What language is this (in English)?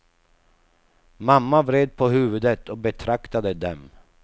Swedish